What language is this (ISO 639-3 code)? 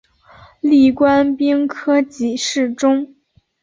zho